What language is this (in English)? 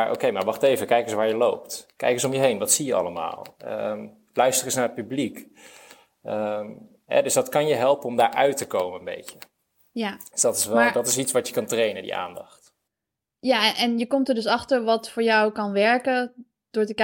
Dutch